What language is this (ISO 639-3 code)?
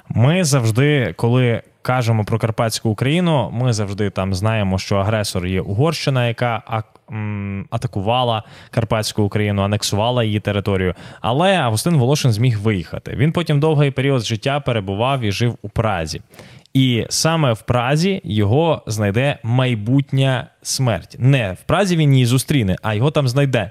ukr